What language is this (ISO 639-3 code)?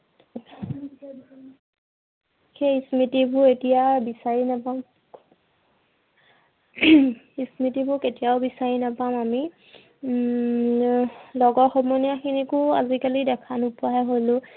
asm